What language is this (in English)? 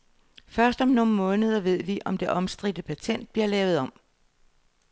Danish